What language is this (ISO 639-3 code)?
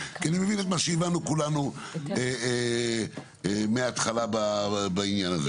heb